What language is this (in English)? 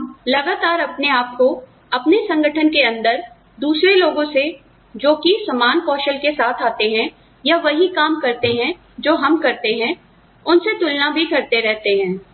Hindi